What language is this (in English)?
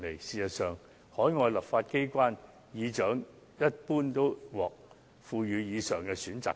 Cantonese